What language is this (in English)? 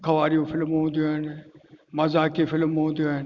Sindhi